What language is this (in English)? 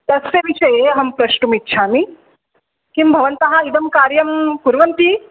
Sanskrit